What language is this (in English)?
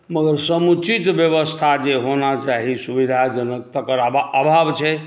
Maithili